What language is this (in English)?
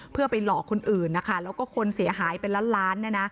Thai